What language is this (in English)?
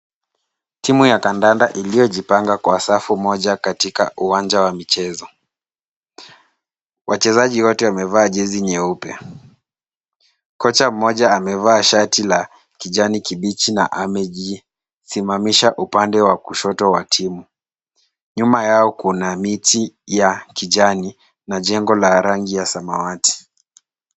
Swahili